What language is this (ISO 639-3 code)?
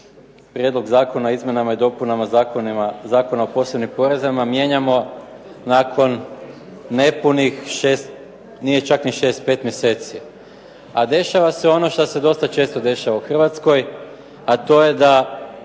hrv